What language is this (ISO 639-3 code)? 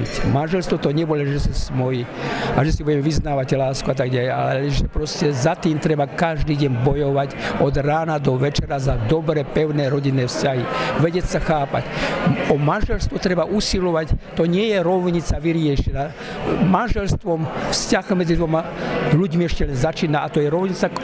slk